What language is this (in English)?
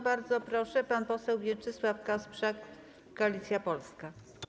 Polish